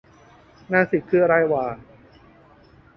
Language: Thai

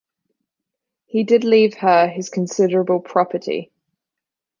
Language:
English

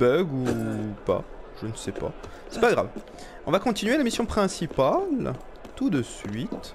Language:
French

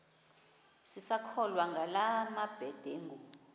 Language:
Xhosa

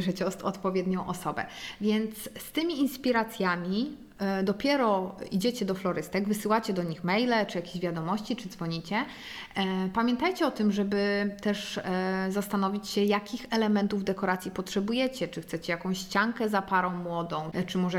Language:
Polish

